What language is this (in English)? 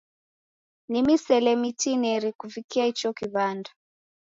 Taita